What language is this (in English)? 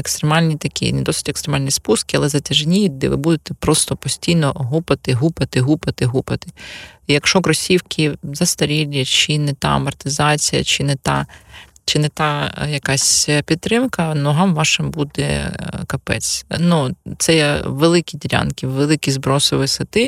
Ukrainian